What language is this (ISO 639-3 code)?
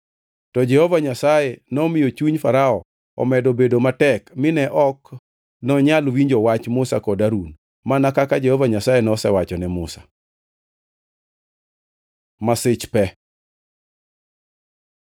luo